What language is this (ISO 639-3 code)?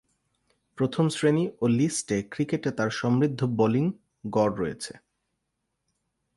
ben